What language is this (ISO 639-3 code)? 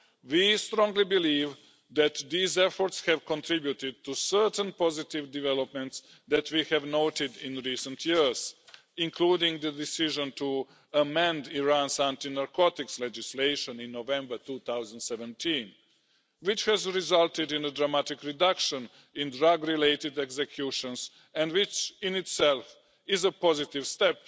eng